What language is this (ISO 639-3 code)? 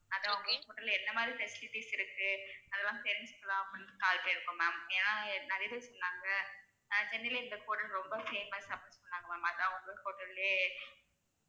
tam